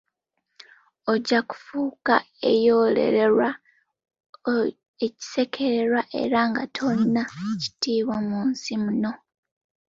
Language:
Ganda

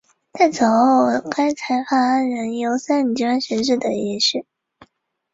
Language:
Chinese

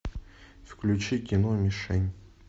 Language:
Russian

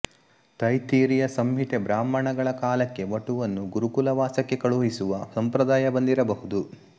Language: Kannada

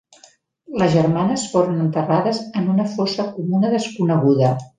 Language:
Catalan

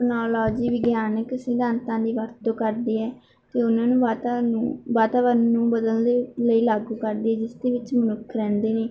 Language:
Punjabi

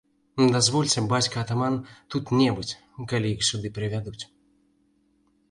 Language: Belarusian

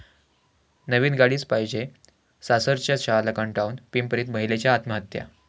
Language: Marathi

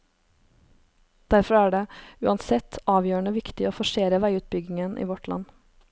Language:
Norwegian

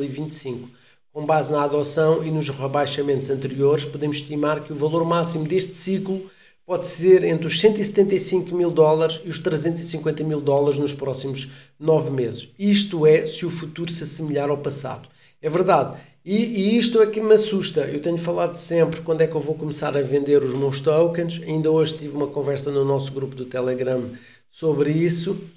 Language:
Portuguese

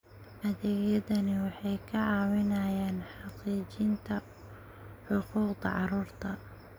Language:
Somali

